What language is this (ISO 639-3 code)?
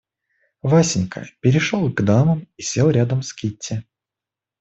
rus